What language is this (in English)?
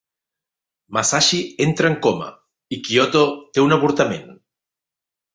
Catalan